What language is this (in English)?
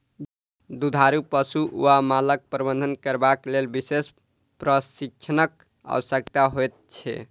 Maithili